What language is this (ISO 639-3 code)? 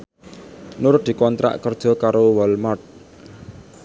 jav